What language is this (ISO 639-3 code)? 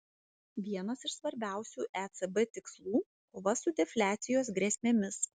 lit